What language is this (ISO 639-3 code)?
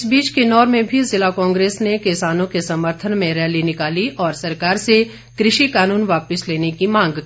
hin